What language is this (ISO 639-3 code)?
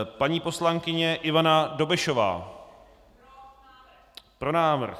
ces